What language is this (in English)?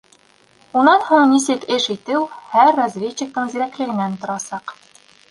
Bashkir